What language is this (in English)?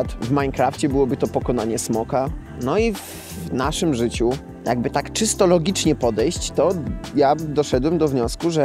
Polish